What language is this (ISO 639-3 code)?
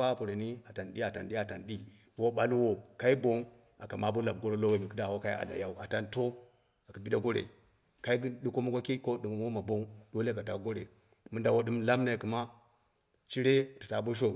kna